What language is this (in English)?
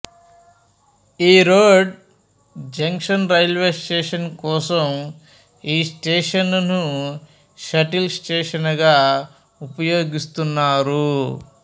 Telugu